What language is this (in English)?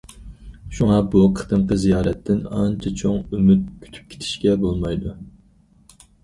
Uyghur